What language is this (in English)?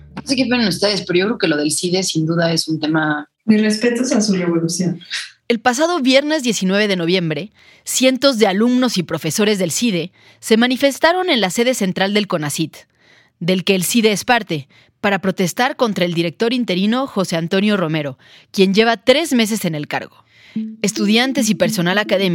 Spanish